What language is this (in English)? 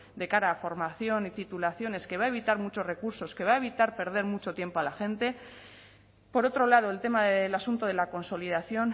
Spanish